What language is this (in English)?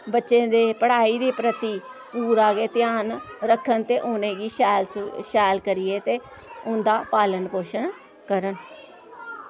Dogri